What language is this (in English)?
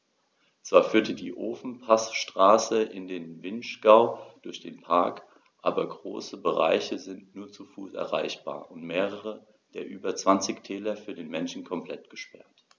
German